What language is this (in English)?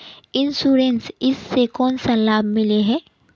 Magahi